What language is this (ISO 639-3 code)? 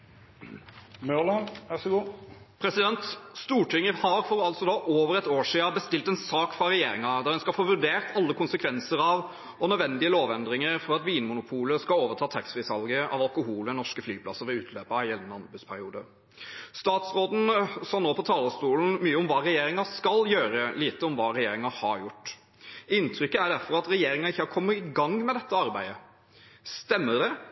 nor